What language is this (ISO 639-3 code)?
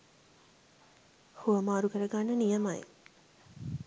sin